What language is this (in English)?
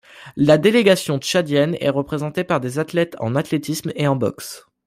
French